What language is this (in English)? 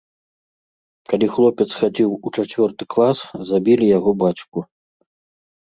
Belarusian